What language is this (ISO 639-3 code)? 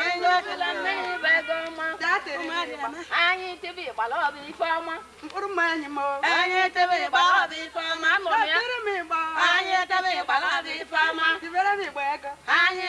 eng